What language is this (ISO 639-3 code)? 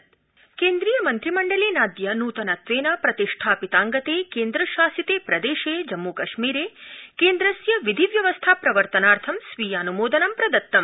san